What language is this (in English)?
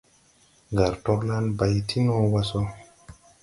Tupuri